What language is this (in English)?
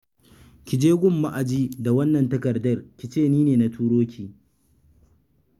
Hausa